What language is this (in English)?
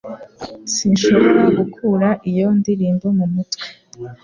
Kinyarwanda